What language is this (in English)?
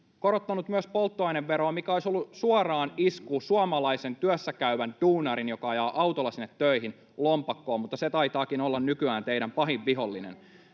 Finnish